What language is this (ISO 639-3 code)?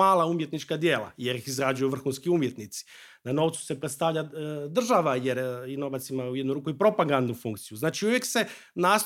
hrv